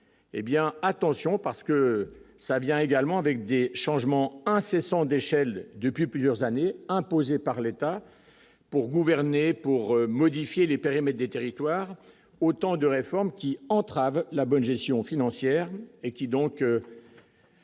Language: French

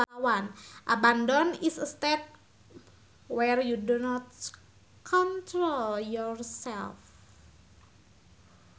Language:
Sundanese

